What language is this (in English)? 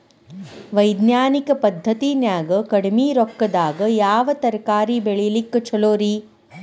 Kannada